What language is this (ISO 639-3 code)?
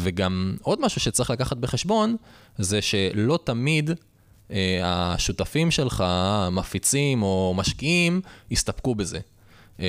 heb